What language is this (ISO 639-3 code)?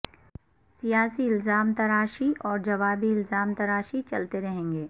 urd